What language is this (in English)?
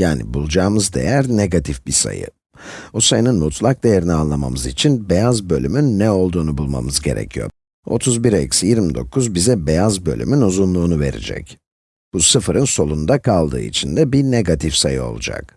Turkish